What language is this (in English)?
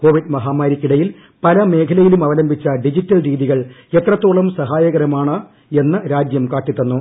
Malayalam